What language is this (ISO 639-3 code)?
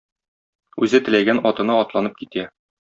tat